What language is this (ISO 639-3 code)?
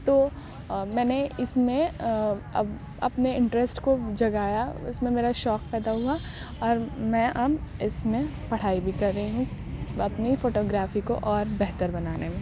urd